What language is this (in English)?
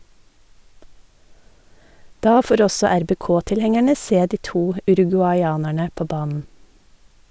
Norwegian